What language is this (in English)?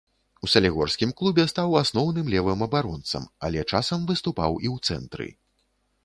Belarusian